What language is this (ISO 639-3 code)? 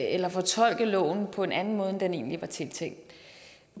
dan